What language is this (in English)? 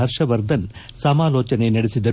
Kannada